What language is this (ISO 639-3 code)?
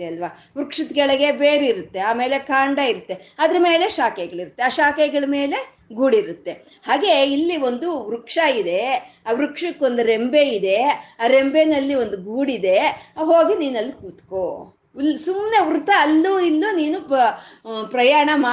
kan